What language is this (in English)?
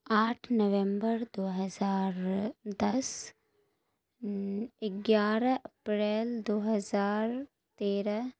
Urdu